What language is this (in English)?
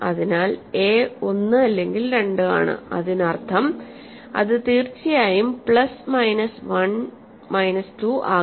Malayalam